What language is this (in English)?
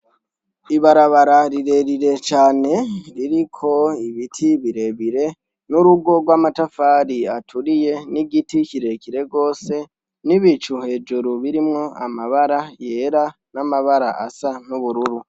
Rundi